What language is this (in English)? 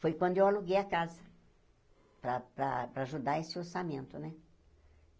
Portuguese